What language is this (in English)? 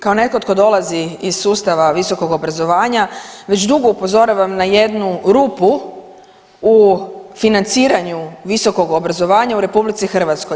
Croatian